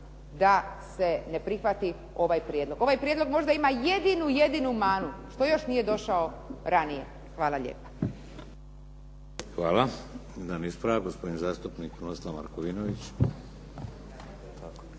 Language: Croatian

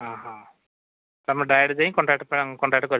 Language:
Odia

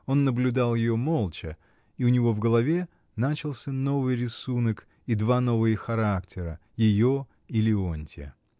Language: Russian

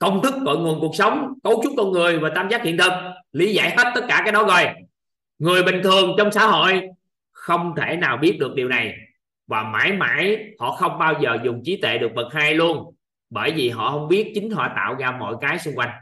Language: Vietnamese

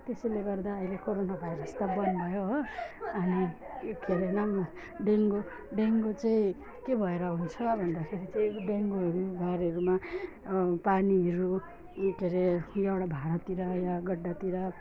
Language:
Nepali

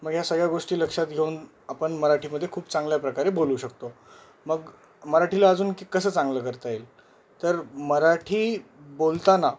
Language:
Marathi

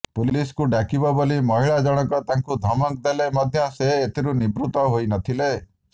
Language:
Odia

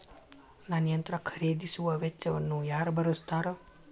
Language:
Kannada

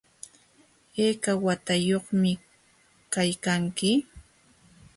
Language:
Jauja Wanca Quechua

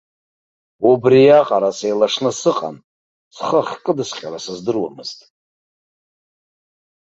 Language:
Abkhazian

